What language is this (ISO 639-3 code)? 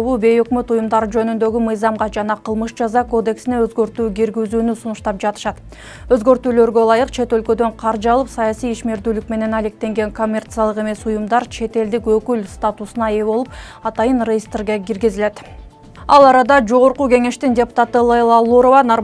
tur